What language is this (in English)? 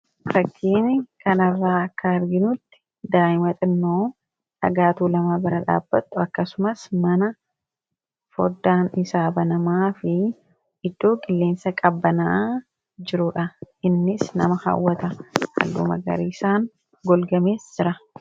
Oromo